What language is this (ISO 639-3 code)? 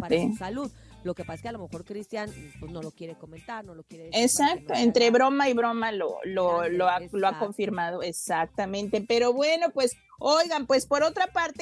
spa